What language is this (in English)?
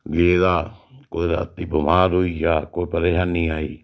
Dogri